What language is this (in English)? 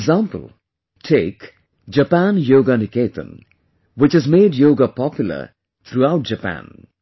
English